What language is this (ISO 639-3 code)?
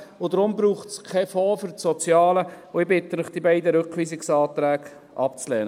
gsw